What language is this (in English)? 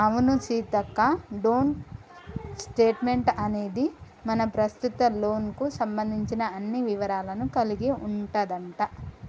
Telugu